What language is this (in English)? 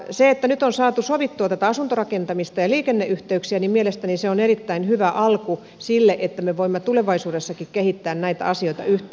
Finnish